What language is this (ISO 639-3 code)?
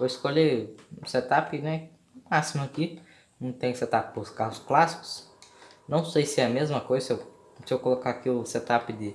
por